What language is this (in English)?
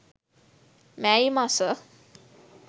Sinhala